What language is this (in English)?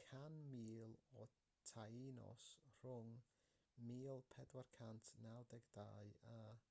Welsh